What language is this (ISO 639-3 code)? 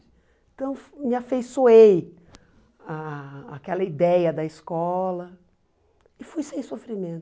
por